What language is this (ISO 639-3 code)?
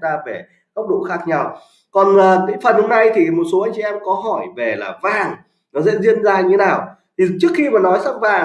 vie